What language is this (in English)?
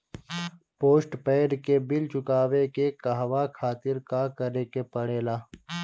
Bhojpuri